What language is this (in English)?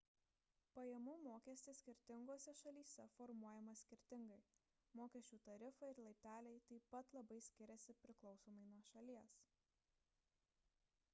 Lithuanian